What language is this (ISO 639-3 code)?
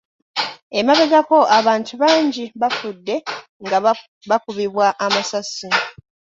lug